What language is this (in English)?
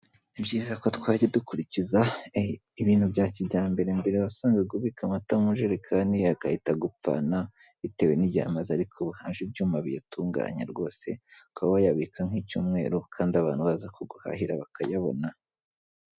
Kinyarwanda